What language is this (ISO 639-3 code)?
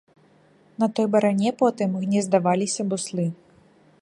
bel